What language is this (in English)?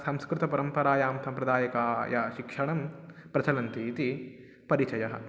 Sanskrit